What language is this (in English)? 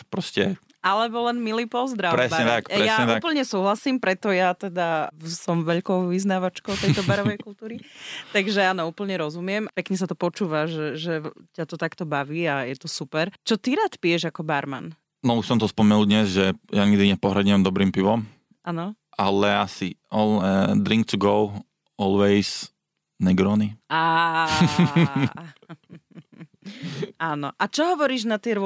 Slovak